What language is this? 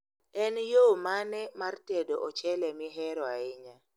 Luo (Kenya and Tanzania)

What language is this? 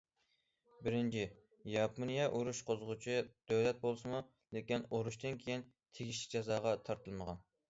Uyghur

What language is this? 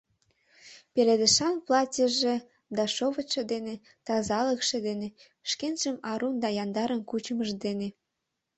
Mari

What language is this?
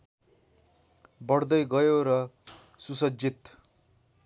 Nepali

